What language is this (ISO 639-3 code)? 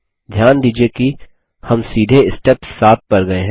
hin